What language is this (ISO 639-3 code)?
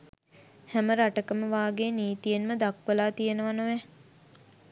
sin